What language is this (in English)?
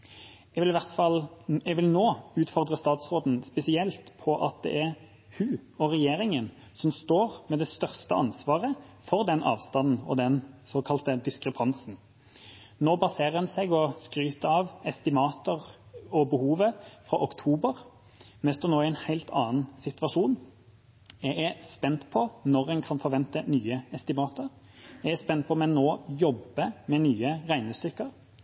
Norwegian Bokmål